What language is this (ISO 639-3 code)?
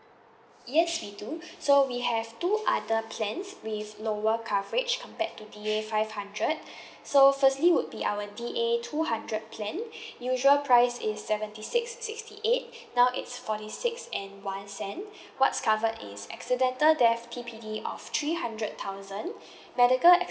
eng